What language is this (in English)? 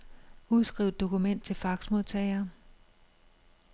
Danish